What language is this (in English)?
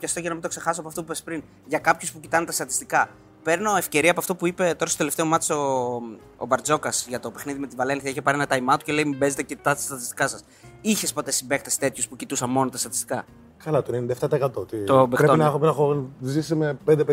Greek